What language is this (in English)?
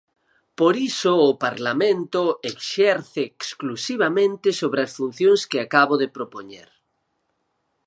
Galician